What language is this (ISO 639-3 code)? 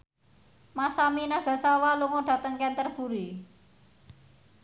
jav